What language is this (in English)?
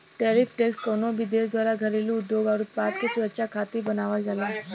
Bhojpuri